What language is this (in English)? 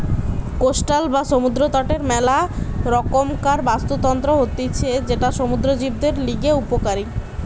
Bangla